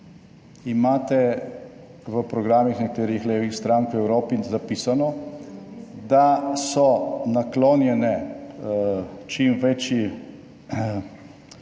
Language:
Slovenian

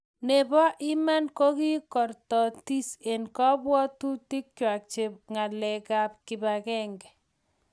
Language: Kalenjin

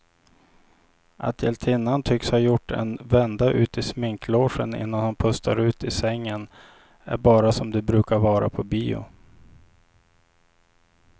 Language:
Swedish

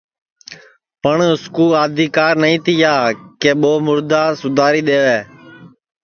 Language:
Sansi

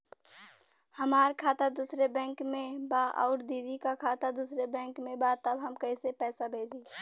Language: Bhojpuri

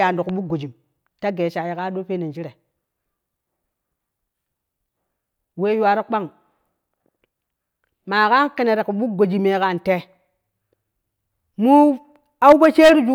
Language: Kushi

